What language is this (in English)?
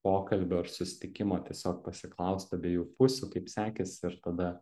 Lithuanian